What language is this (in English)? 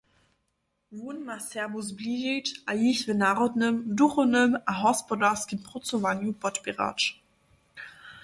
Upper Sorbian